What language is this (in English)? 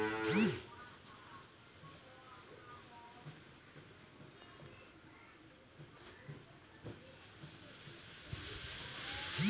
Maithili